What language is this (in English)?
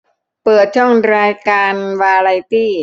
Thai